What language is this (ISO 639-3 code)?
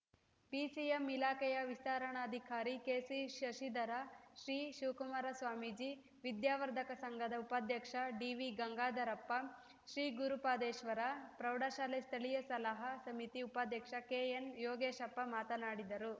kan